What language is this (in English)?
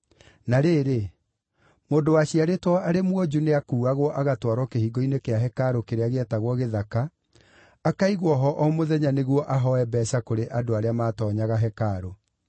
Kikuyu